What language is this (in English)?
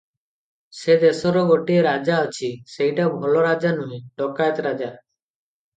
Odia